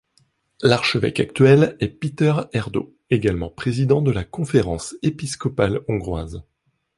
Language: French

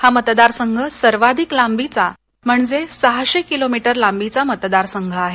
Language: Marathi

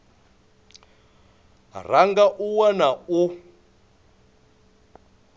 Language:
Venda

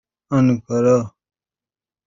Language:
Persian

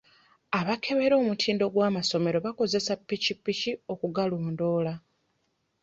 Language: Ganda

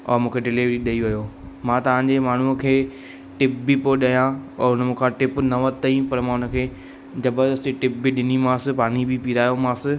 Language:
Sindhi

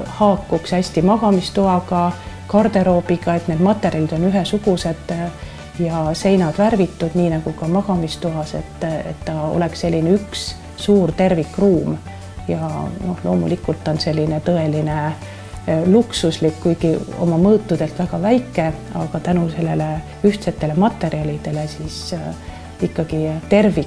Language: Finnish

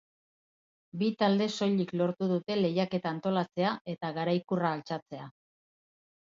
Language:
Basque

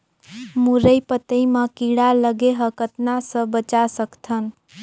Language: Chhattisgarhi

